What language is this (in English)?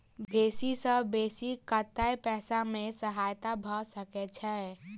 Maithili